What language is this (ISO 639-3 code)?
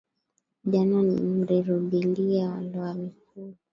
swa